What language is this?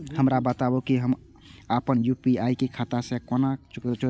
Maithili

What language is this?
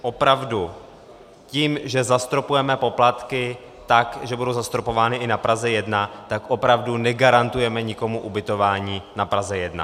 Czech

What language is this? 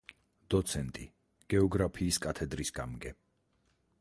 Georgian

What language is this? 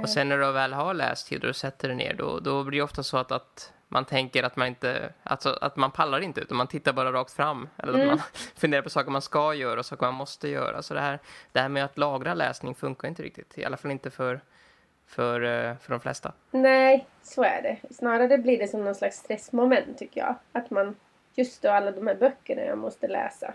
Swedish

